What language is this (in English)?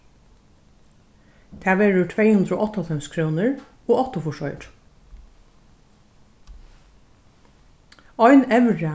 Faroese